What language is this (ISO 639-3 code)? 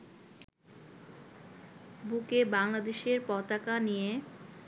ben